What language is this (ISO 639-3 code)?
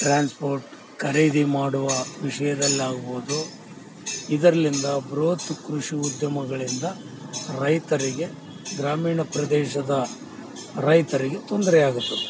kan